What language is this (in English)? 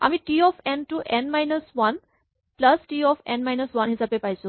Assamese